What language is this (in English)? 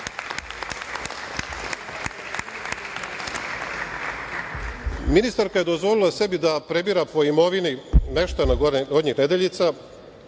Serbian